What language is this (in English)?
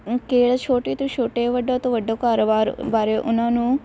Punjabi